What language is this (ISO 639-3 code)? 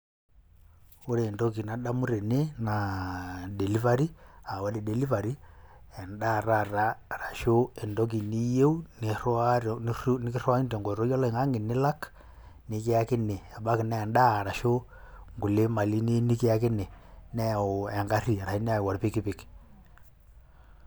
mas